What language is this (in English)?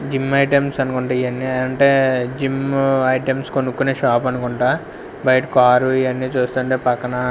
Telugu